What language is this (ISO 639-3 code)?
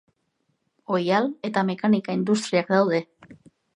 eus